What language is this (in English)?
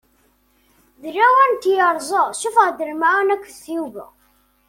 Kabyle